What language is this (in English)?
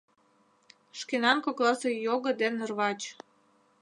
Mari